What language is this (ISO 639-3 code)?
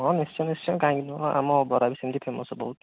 ori